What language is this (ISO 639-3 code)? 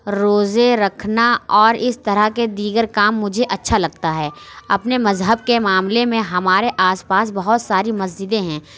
urd